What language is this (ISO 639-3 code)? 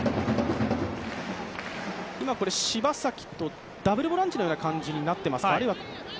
jpn